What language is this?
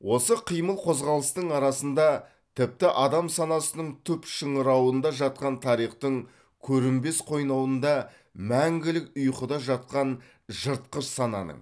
Kazakh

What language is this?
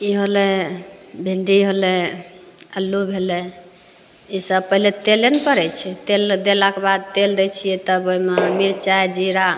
Maithili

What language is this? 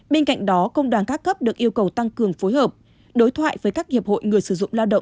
Vietnamese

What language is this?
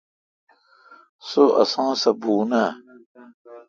Kalkoti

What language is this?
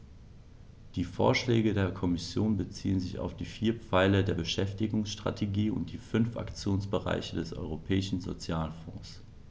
German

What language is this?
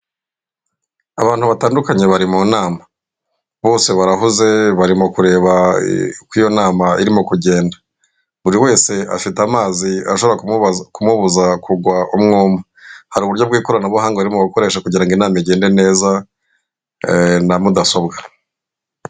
Kinyarwanda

